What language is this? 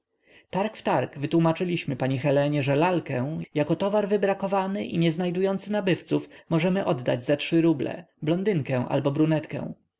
Polish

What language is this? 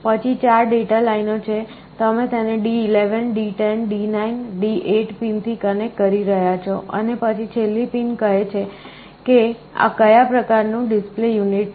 Gujarati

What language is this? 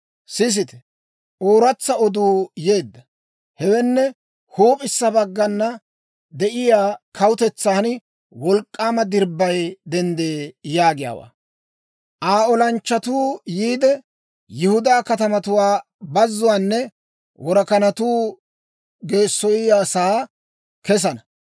Dawro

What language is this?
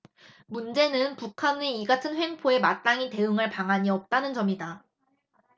Korean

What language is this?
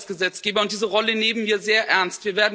German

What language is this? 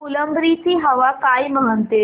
Marathi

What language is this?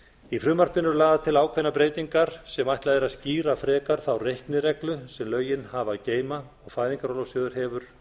Icelandic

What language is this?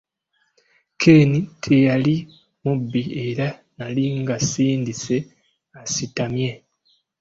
Ganda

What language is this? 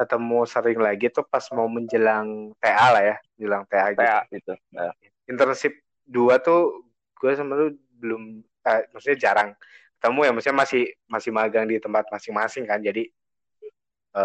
Indonesian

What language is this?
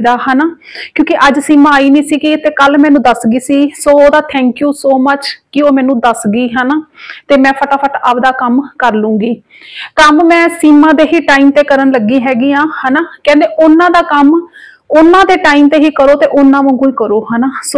Hindi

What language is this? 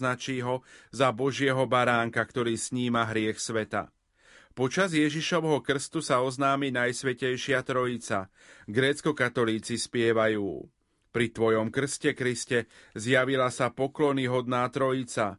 Slovak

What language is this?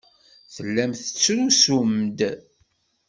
Kabyle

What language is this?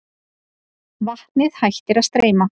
Icelandic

